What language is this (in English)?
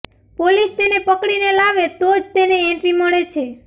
Gujarati